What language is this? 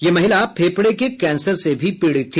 Hindi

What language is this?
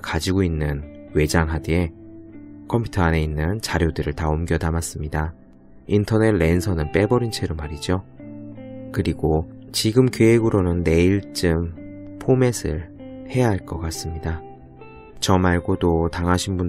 Korean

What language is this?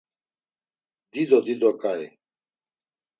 Laz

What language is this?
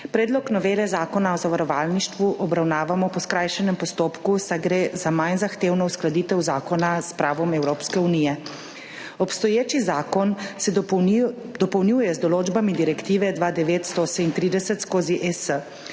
Slovenian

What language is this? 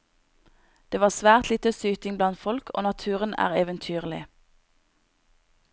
Norwegian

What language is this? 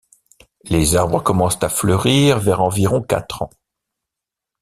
French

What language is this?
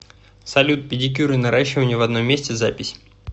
Russian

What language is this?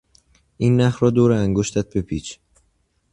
Persian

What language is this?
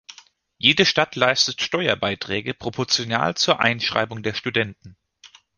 German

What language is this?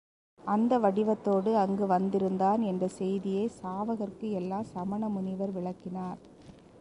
Tamil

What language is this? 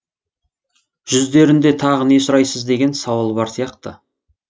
Kazakh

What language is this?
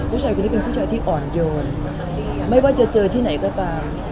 Thai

